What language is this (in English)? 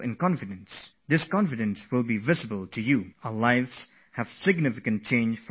English